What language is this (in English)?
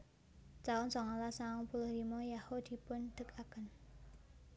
Javanese